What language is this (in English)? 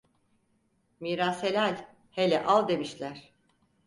Turkish